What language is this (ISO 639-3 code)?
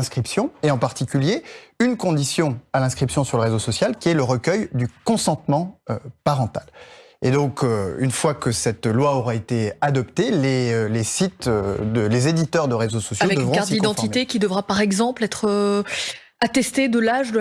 fra